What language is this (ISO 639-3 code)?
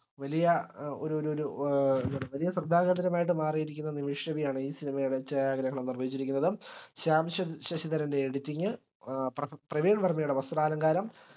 mal